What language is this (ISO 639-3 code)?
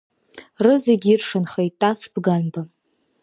abk